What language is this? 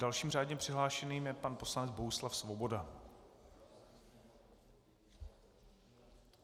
Czech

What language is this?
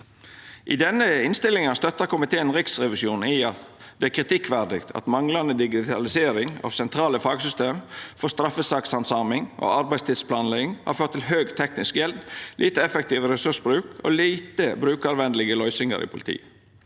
Norwegian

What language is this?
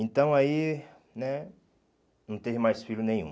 Portuguese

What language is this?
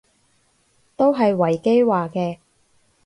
Cantonese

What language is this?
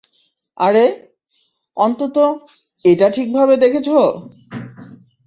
Bangla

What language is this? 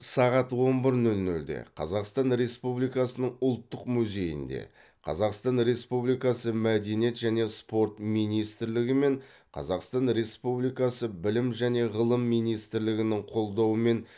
Kazakh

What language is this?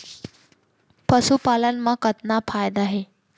Chhattisgarhi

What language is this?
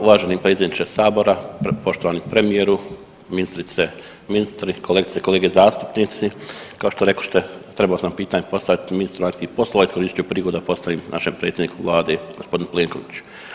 Croatian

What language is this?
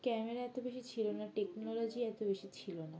Bangla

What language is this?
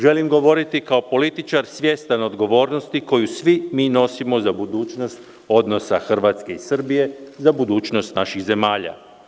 Serbian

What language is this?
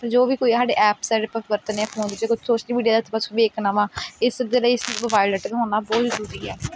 Punjabi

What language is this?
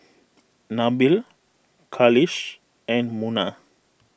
English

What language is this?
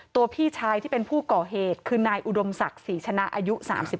Thai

